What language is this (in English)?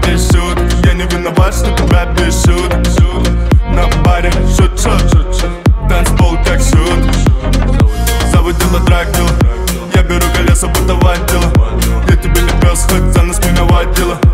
Romanian